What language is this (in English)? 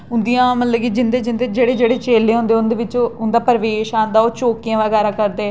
Dogri